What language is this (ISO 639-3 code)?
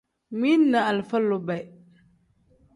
kdh